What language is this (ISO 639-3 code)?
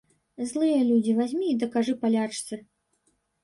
bel